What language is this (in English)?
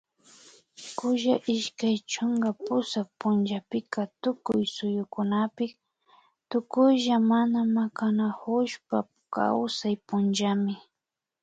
Imbabura Highland Quichua